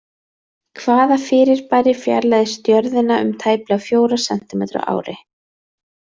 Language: Icelandic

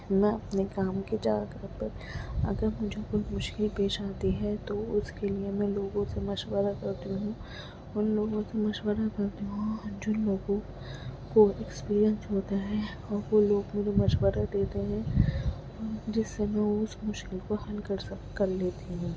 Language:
Urdu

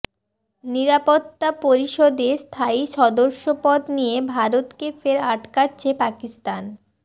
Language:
Bangla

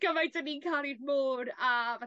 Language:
Welsh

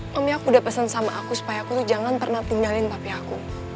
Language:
Indonesian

